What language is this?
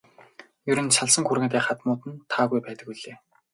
Mongolian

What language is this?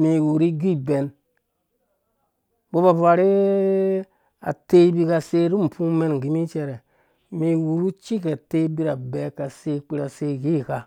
Dũya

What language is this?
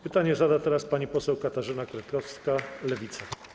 Polish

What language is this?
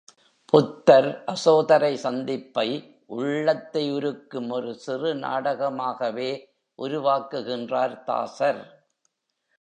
Tamil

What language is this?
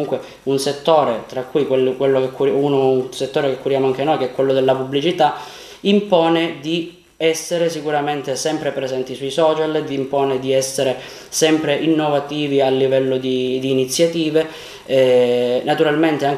Italian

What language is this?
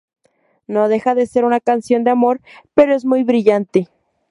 Spanish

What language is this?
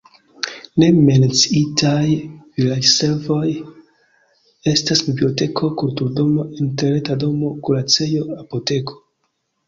Esperanto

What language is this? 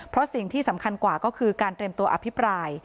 Thai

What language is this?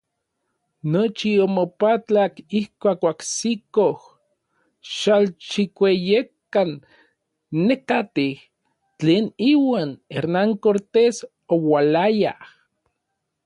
Orizaba Nahuatl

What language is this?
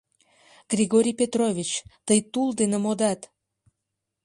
Mari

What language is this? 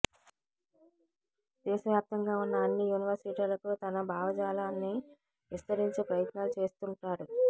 Telugu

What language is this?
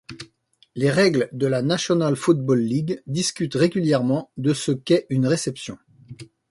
French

